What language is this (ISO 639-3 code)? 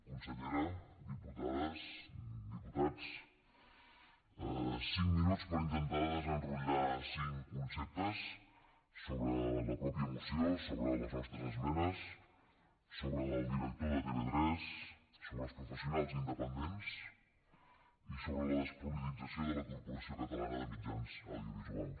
cat